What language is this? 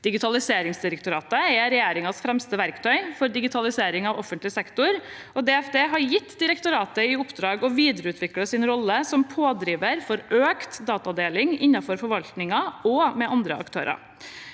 Norwegian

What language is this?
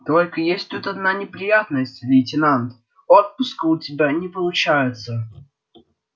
Russian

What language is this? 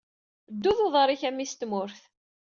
Kabyle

